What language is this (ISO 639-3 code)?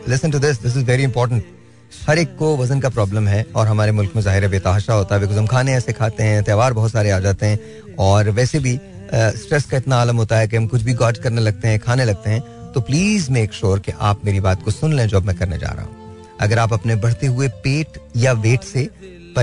hin